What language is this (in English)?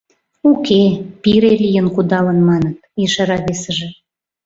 Mari